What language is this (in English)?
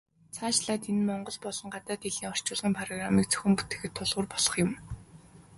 Mongolian